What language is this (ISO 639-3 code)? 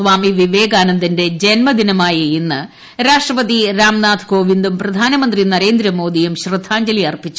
mal